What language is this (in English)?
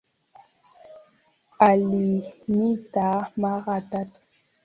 Swahili